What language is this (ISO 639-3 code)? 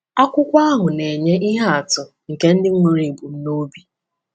ibo